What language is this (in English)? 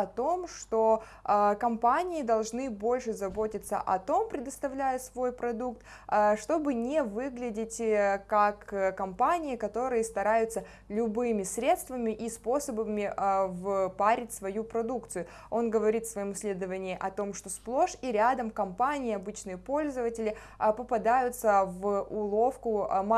Russian